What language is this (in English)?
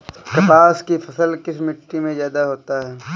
Hindi